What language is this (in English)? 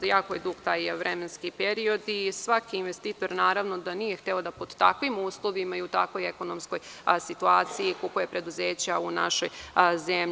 Serbian